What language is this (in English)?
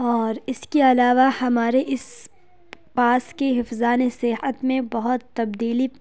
Urdu